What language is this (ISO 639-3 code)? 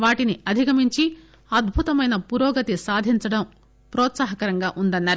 tel